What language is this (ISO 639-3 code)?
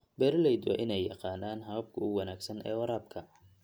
som